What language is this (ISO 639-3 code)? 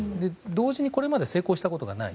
jpn